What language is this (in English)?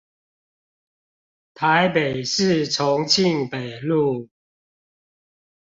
Chinese